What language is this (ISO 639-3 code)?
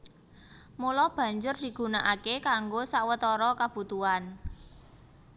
jav